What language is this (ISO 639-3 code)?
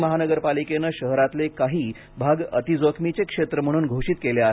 mar